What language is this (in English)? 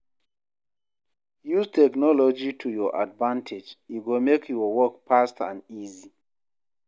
Nigerian Pidgin